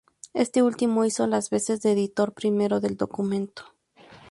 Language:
Spanish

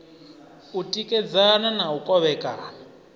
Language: Venda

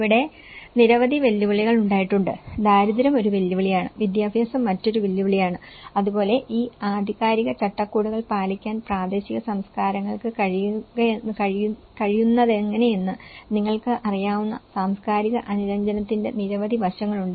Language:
Malayalam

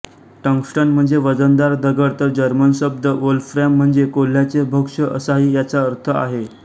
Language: Marathi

